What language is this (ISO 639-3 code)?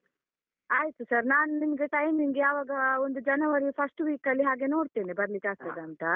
kan